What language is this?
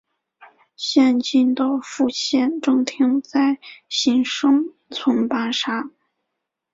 Chinese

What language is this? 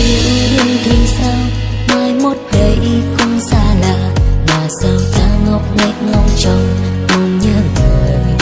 Vietnamese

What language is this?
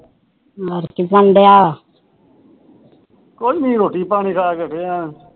Punjabi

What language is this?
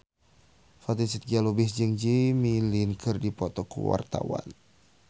Sundanese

